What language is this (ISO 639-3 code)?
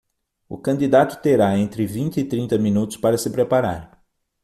por